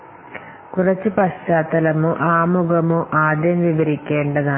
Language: Malayalam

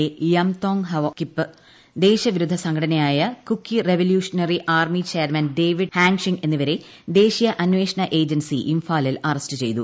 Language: Malayalam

